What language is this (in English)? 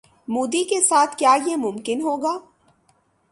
Urdu